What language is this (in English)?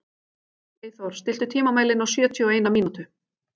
Icelandic